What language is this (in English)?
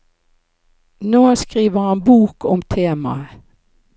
Norwegian